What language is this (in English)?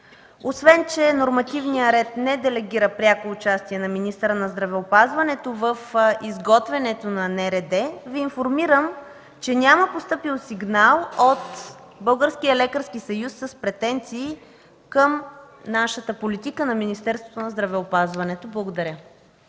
Bulgarian